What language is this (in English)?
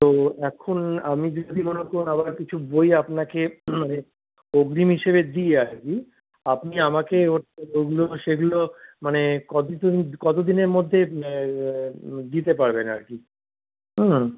Bangla